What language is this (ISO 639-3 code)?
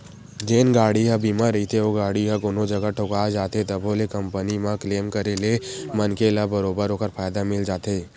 hne